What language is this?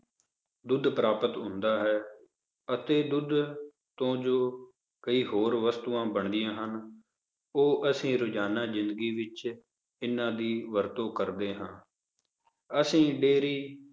Punjabi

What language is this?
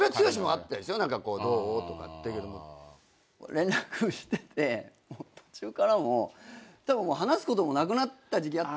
Japanese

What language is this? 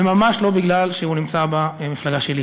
Hebrew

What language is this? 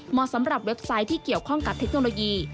Thai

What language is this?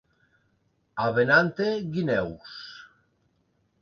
Catalan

